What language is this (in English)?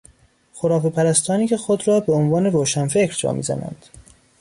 Persian